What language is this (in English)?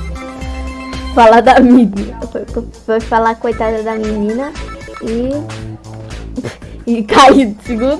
Portuguese